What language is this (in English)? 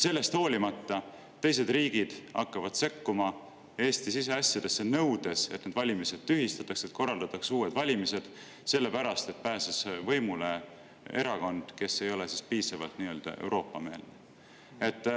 Estonian